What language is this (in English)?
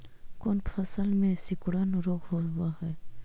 Magahi